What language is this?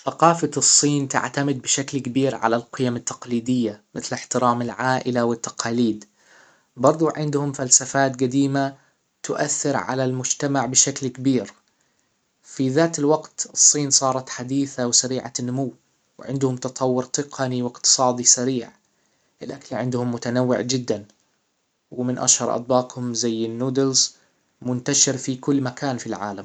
Hijazi Arabic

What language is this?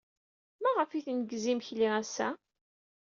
Kabyle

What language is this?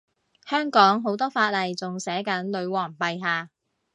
Cantonese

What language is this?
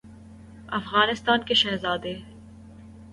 Urdu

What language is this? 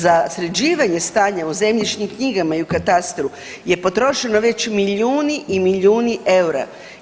Croatian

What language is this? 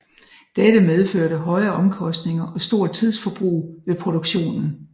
Danish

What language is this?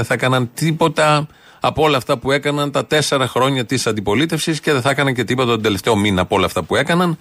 Greek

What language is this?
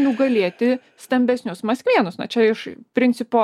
Lithuanian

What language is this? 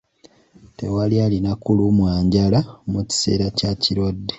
Ganda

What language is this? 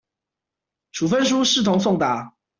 Chinese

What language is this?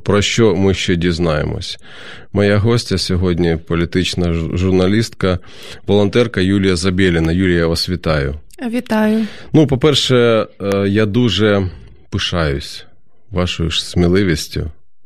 Ukrainian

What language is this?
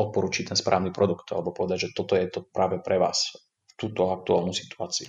Slovak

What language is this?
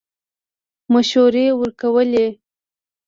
Pashto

